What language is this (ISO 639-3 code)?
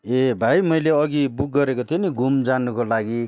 nep